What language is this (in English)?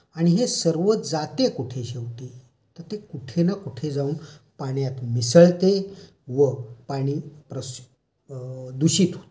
Marathi